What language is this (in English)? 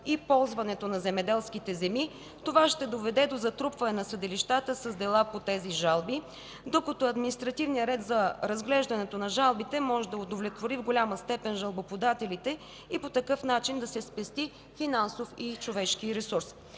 Bulgarian